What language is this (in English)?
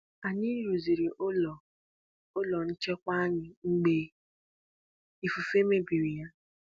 Igbo